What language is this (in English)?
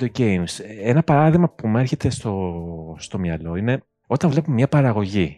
Greek